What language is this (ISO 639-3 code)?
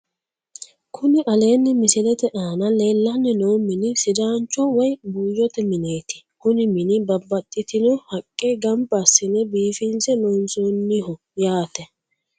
sid